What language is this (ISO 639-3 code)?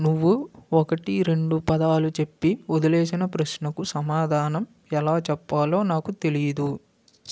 tel